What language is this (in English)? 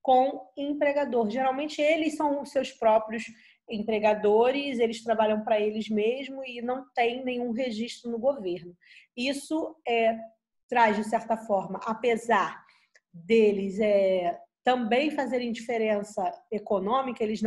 Portuguese